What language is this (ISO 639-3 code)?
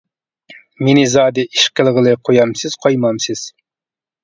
uig